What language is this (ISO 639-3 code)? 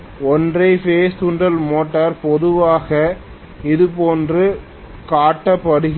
tam